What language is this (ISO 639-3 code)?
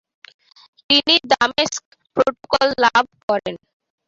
ben